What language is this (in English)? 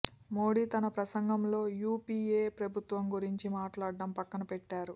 Telugu